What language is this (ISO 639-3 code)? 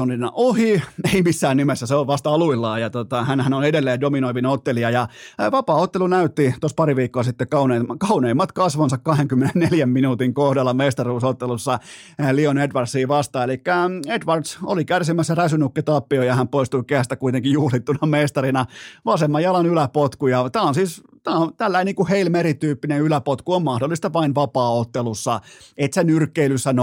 fin